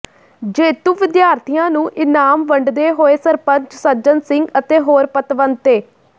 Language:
Punjabi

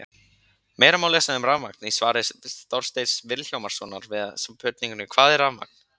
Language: Icelandic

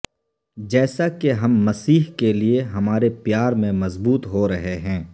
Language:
Urdu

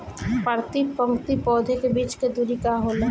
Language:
Bhojpuri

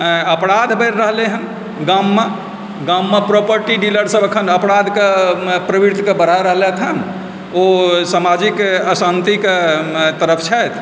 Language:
Maithili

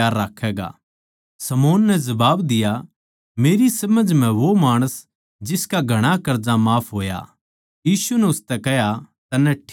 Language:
Haryanvi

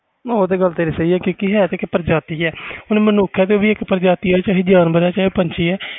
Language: Punjabi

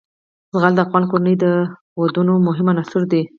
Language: Pashto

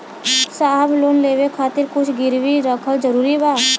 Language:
Bhojpuri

